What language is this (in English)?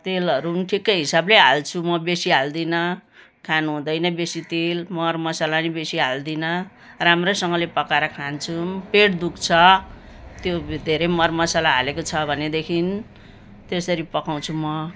Nepali